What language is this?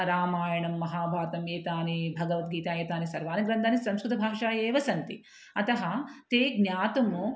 Sanskrit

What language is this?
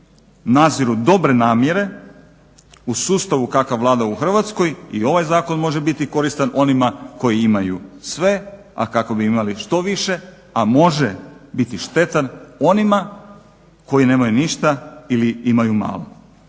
Croatian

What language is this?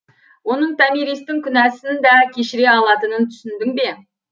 Kazakh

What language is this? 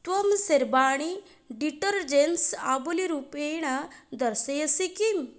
Sanskrit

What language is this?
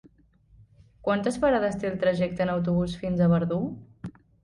Catalan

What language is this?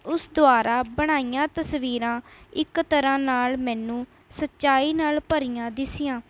Punjabi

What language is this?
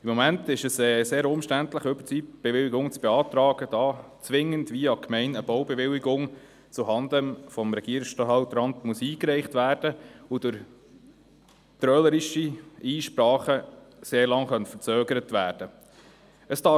Swiss German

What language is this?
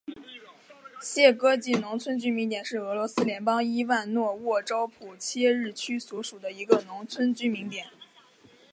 Chinese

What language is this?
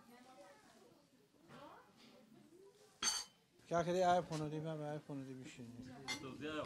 Arabic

